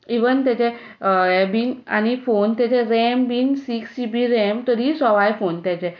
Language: Konkani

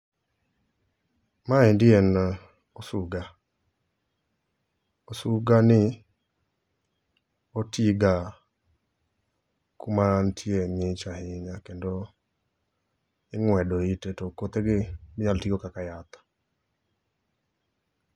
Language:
Luo (Kenya and Tanzania)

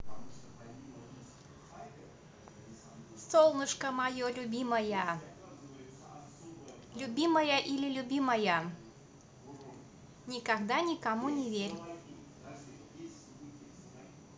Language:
Russian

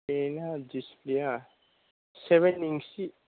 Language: Bodo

